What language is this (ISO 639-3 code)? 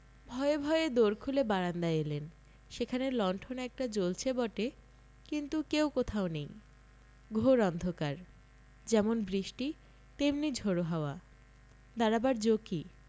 ben